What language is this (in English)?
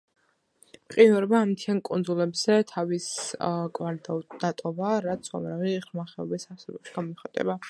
Georgian